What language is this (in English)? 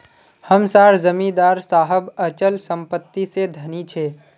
Magahi